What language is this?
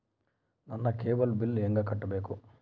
Kannada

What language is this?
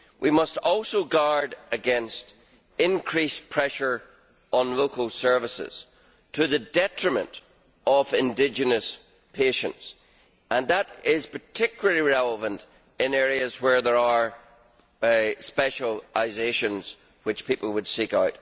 English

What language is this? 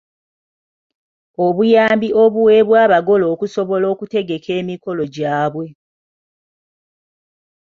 Ganda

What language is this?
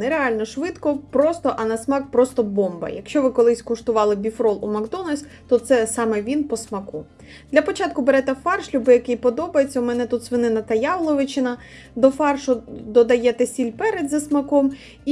Ukrainian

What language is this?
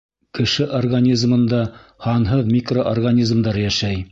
Bashkir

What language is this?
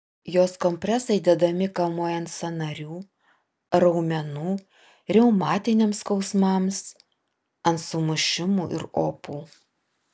Lithuanian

